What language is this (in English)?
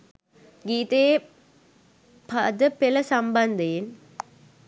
Sinhala